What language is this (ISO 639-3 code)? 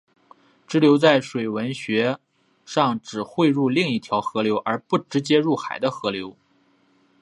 zho